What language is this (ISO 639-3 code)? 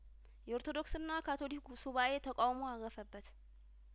amh